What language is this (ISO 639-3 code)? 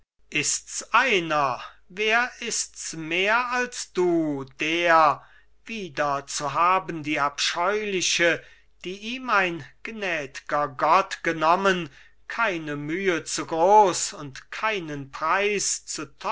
deu